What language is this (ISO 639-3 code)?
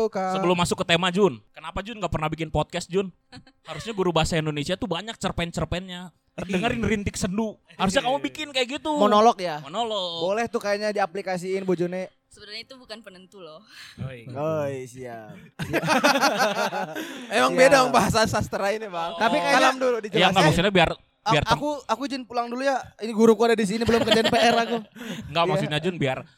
ind